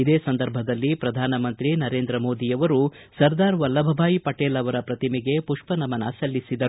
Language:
Kannada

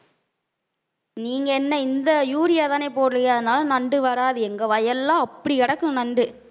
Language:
Tamil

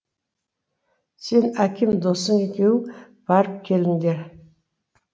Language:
Kazakh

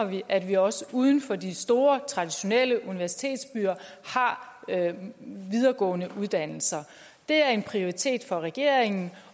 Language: Danish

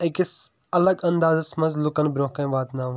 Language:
Kashmiri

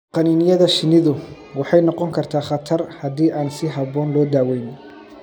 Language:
Somali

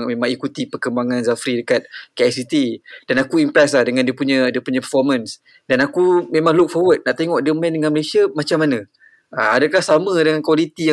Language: Malay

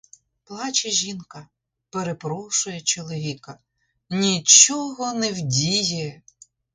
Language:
Ukrainian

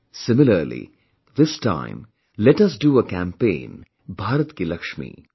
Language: English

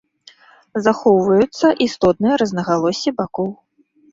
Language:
Belarusian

